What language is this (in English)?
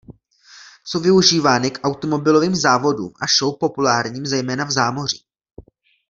Czech